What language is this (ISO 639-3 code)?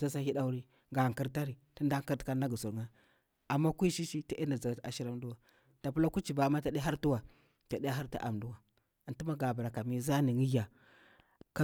bwr